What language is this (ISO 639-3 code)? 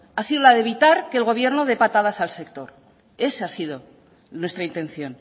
spa